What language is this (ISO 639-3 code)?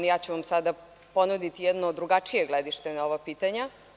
srp